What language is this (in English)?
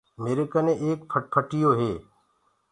Gurgula